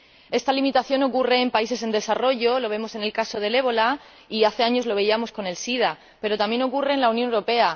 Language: Spanish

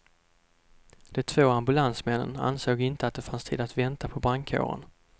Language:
Swedish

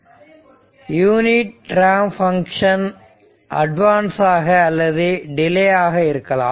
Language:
Tamil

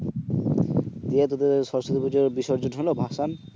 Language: Bangla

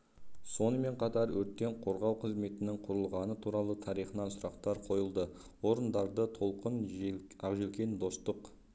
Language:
Kazakh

